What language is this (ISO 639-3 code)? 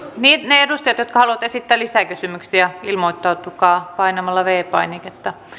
fin